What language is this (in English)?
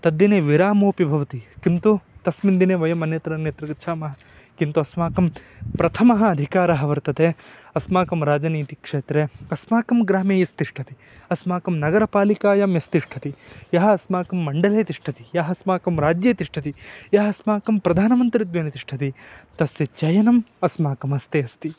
Sanskrit